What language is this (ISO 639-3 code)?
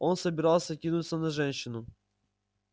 rus